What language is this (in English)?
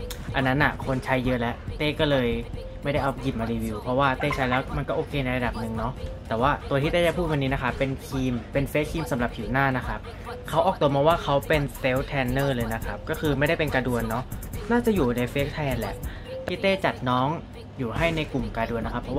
Thai